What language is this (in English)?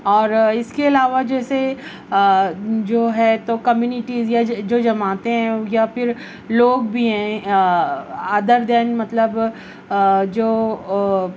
Urdu